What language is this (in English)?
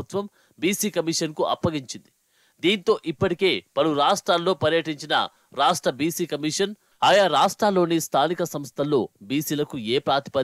Telugu